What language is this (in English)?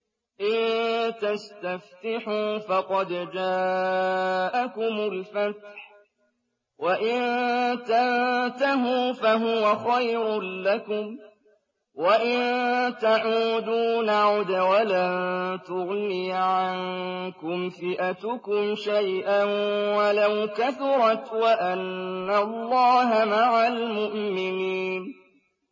Arabic